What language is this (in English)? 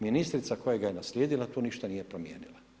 Croatian